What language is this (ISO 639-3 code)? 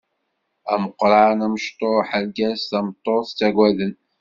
kab